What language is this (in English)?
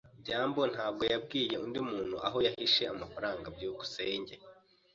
Kinyarwanda